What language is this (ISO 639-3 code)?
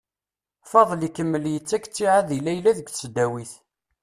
kab